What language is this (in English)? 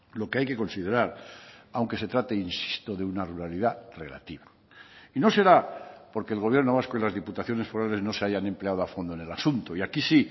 Spanish